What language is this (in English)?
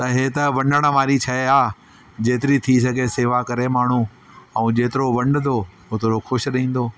Sindhi